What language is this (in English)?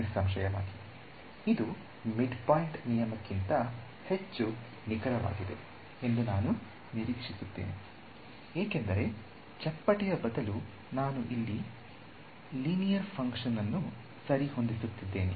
Kannada